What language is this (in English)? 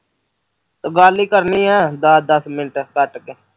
Punjabi